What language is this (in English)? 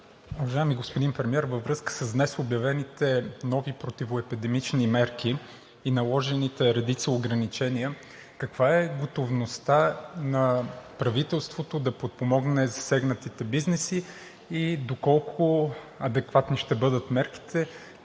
Bulgarian